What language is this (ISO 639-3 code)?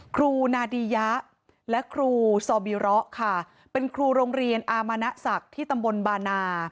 tha